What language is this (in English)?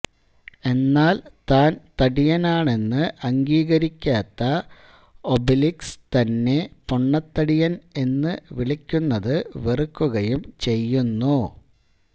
Malayalam